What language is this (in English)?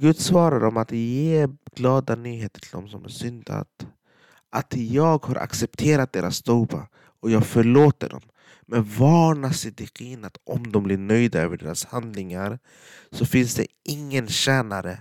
Swedish